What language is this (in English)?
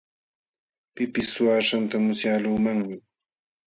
Jauja Wanca Quechua